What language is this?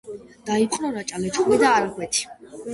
Georgian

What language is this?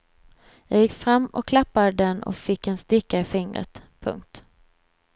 Swedish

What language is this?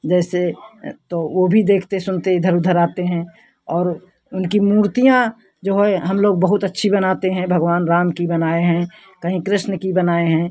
Hindi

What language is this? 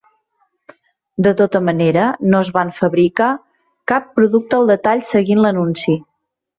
Catalan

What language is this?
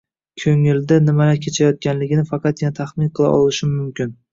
Uzbek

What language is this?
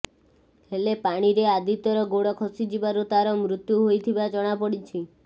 Odia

